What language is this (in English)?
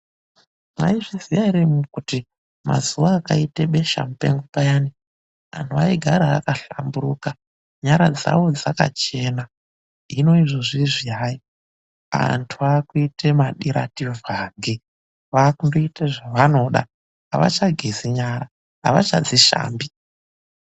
Ndau